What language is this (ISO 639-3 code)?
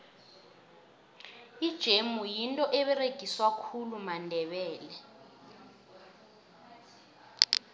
nbl